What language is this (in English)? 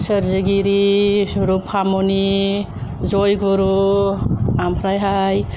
Bodo